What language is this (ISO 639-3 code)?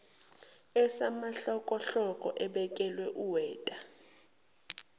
zul